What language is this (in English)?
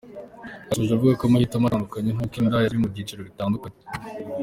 Kinyarwanda